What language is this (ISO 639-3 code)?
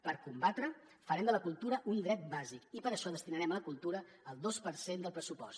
cat